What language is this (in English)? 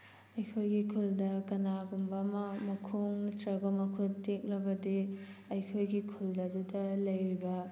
Manipuri